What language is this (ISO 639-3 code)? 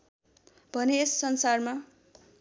nep